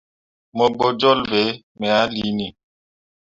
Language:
Mundang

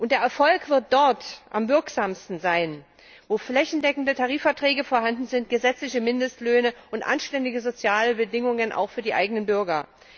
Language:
German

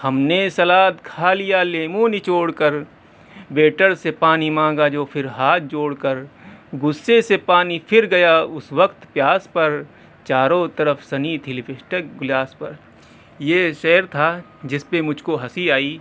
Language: Urdu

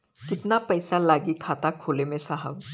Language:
Bhojpuri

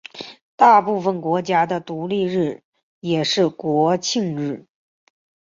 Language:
Chinese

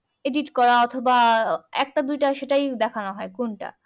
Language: Bangla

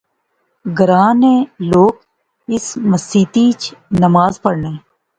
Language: Pahari-Potwari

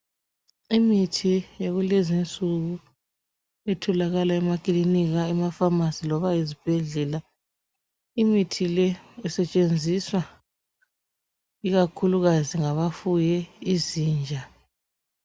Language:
North Ndebele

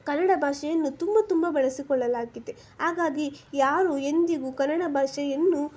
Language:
Kannada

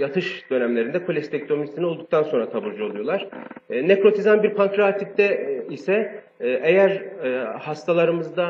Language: Turkish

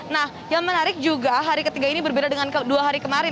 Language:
Indonesian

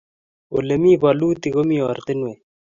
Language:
Kalenjin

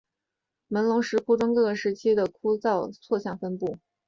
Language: Chinese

